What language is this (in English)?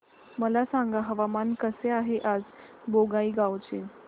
Marathi